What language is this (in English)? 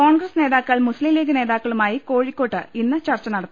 Malayalam